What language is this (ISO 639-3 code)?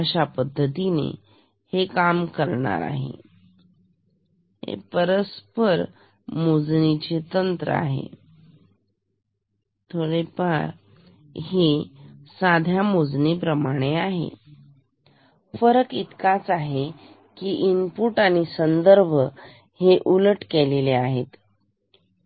mar